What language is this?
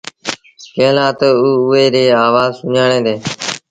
Sindhi Bhil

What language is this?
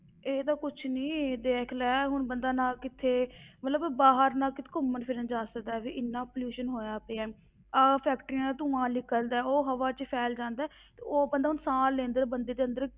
Punjabi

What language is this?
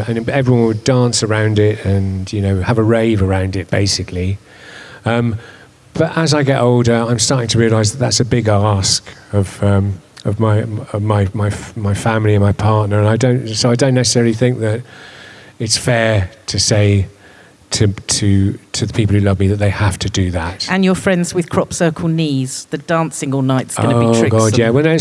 English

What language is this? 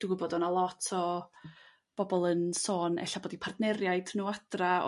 Welsh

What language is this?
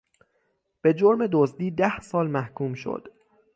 Persian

